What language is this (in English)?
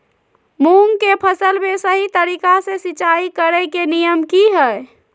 Magahi